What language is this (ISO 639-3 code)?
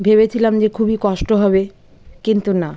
ben